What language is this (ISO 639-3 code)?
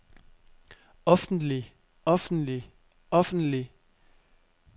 dan